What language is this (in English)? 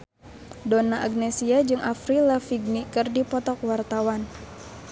Sundanese